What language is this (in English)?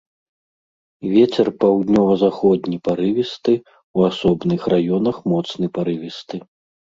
Belarusian